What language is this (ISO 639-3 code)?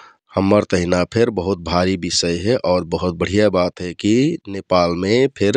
tkt